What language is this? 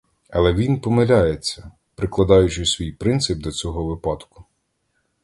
Ukrainian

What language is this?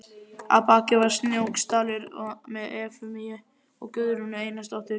Icelandic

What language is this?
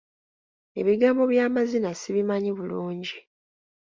Ganda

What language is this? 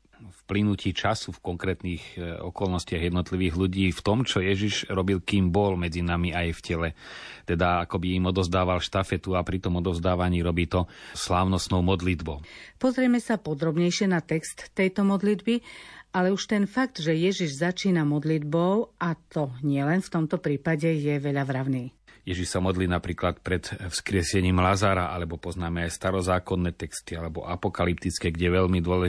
Slovak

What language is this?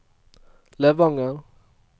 Norwegian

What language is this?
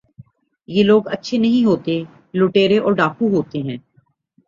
Urdu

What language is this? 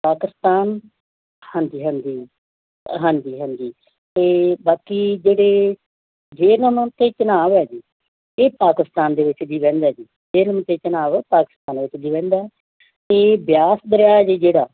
Punjabi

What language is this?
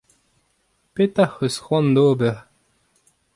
Breton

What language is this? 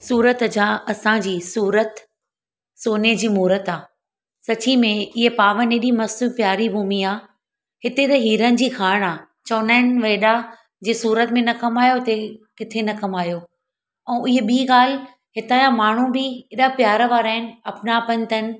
Sindhi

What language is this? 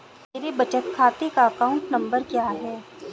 Hindi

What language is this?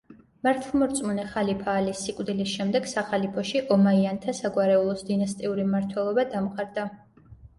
Georgian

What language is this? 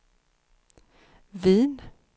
Swedish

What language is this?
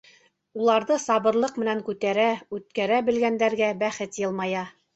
Bashkir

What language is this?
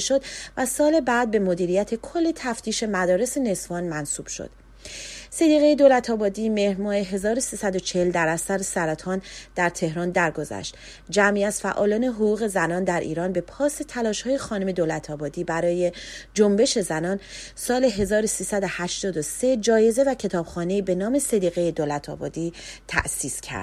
Persian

